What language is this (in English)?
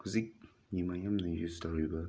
Manipuri